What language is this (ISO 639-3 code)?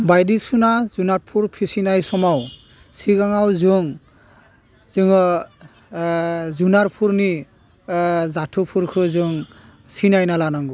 brx